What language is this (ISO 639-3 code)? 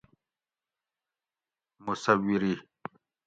gwc